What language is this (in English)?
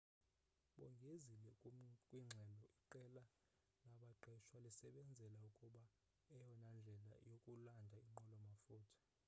Xhosa